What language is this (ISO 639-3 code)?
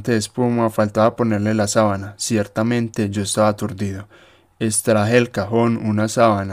spa